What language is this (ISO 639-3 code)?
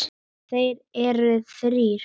isl